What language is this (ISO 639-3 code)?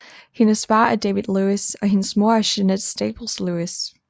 dan